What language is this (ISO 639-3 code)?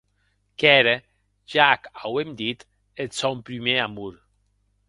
oci